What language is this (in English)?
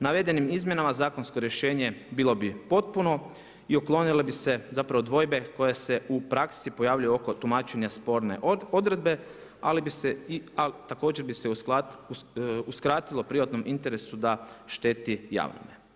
Croatian